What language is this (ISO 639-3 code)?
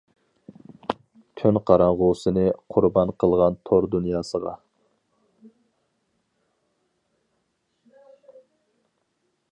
uig